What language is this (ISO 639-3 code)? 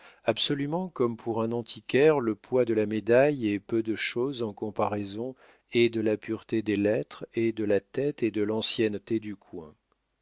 fra